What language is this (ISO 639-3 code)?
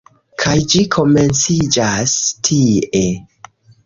epo